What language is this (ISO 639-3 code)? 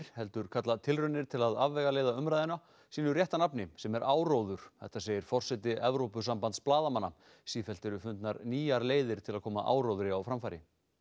isl